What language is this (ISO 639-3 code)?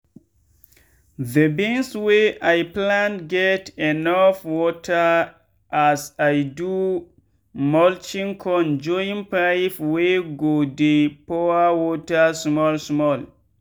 pcm